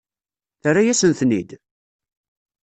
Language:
Kabyle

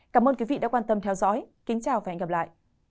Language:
Vietnamese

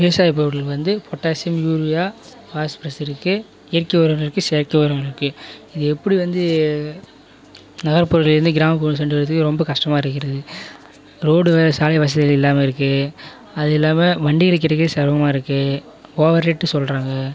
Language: Tamil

